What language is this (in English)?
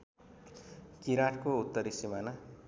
Nepali